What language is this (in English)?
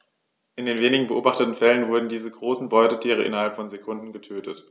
German